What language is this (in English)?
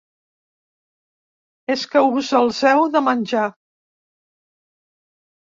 Catalan